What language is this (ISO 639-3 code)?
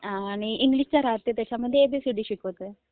mar